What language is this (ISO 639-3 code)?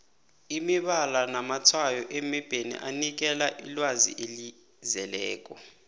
nbl